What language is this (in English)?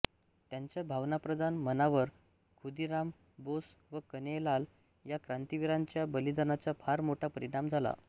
Marathi